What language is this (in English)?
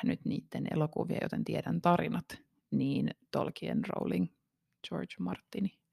Finnish